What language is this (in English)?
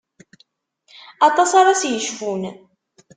Kabyle